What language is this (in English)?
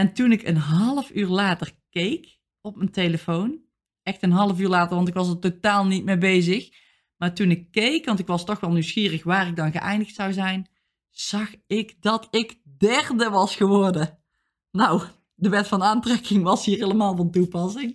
Dutch